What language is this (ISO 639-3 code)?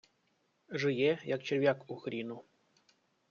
ukr